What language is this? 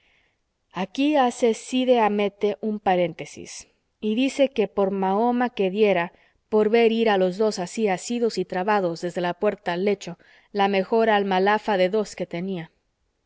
Spanish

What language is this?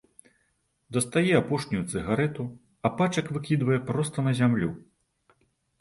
Belarusian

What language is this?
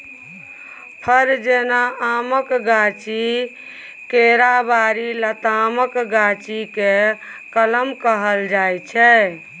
Maithili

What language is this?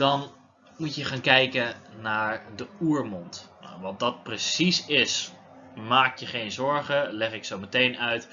Dutch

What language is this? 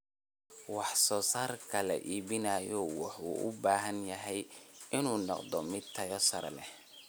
Somali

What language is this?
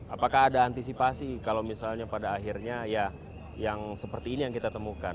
Indonesian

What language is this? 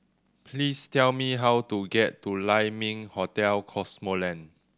English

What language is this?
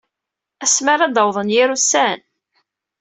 Kabyle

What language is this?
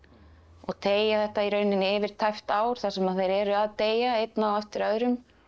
Icelandic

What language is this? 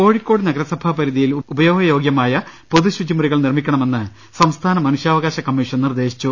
Malayalam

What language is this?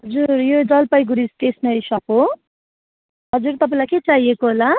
Nepali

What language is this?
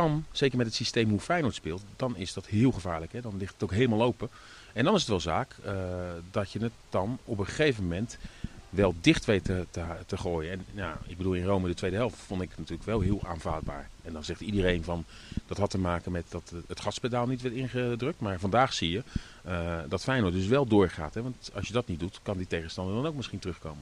Dutch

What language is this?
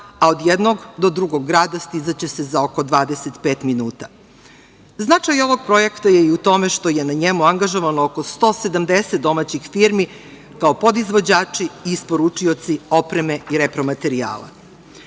Serbian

